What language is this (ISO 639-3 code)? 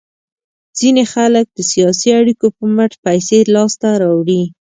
pus